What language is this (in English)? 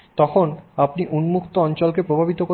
Bangla